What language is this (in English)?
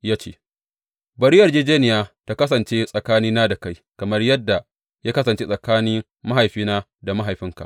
Hausa